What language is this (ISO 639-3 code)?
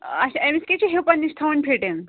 kas